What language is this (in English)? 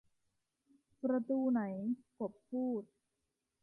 Thai